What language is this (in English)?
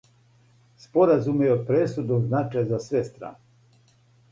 Serbian